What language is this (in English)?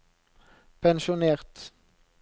Norwegian